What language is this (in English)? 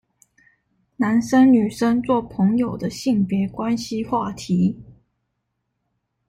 Chinese